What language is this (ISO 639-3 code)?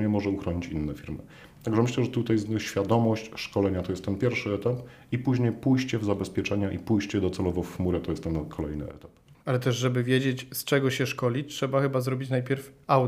pol